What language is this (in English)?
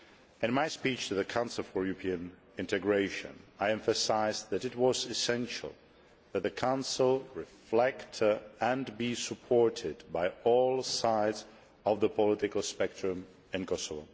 English